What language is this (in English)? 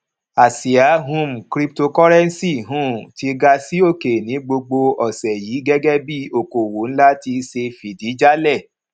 Yoruba